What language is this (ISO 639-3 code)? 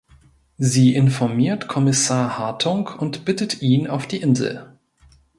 deu